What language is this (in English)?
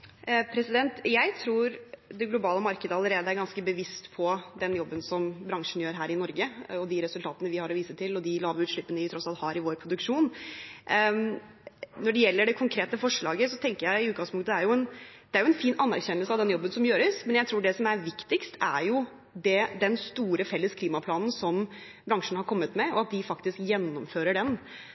Norwegian Bokmål